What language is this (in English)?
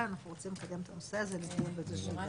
Hebrew